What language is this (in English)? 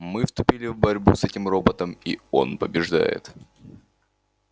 Russian